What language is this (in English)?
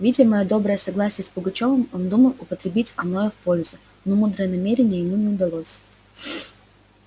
Russian